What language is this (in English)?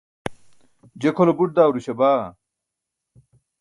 Burushaski